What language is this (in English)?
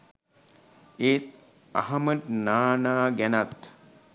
Sinhala